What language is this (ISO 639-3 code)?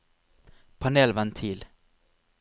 nor